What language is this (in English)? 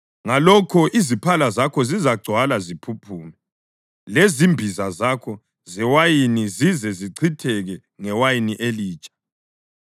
North Ndebele